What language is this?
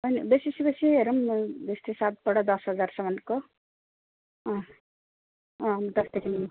Nepali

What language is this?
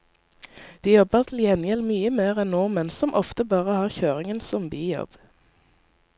Norwegian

